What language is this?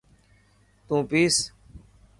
Dhatki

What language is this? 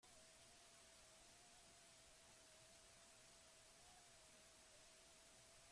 Basque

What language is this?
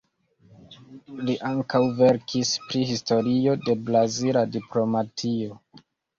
Esperanto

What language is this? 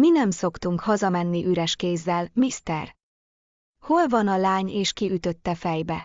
Hungarian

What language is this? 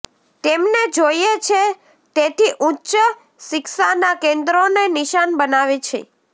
Gujarati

